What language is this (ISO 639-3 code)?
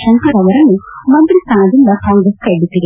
kan